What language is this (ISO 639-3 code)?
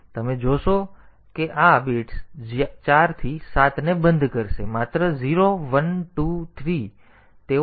guj